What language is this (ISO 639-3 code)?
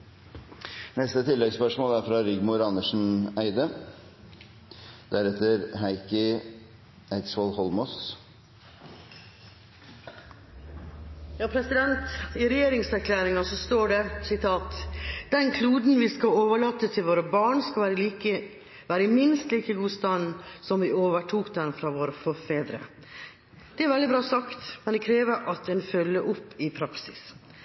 nor